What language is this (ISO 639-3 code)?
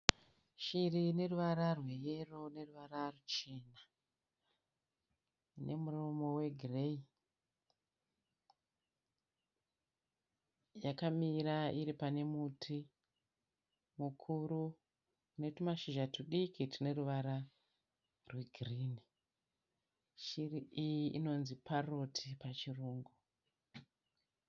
sna